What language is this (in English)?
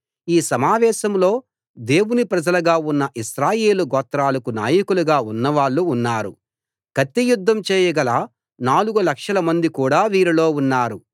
Telugu